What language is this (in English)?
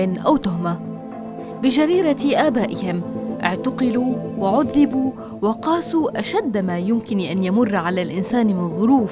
Arabic